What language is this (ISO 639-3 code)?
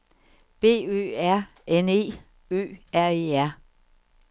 dan